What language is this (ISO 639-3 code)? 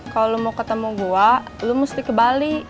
ind